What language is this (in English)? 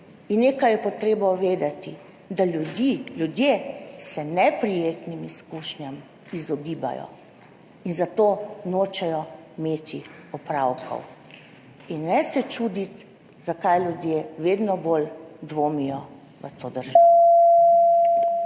Slovenian